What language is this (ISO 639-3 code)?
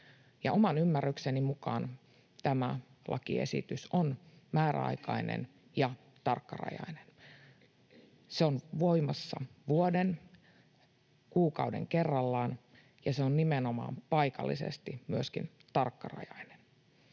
fin